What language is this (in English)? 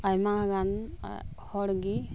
Santali